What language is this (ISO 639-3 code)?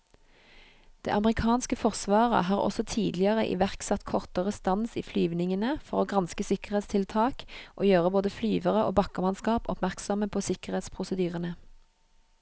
nor